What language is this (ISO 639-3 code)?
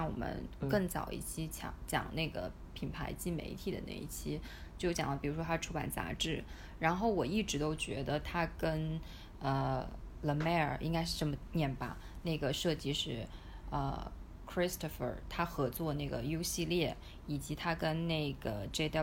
zho